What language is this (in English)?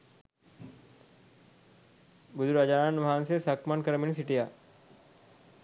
Sinhala